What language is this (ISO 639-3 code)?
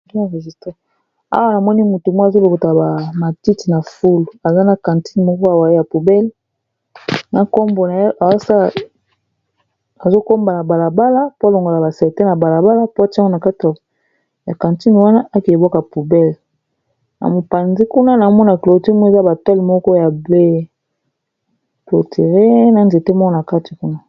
lin